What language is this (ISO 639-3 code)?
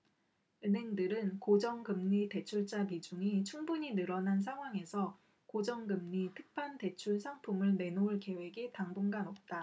kor